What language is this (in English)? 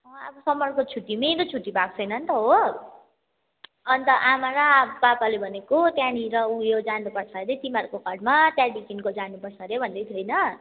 Nepali